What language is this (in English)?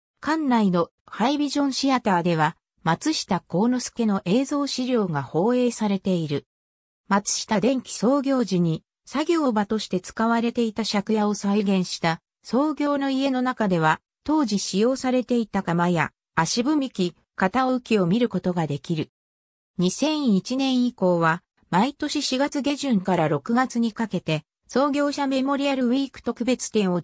Japanese